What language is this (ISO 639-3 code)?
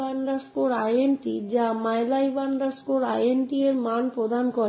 ben